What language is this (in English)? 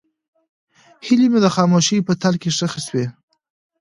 Pashto